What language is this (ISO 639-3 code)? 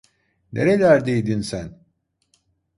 tur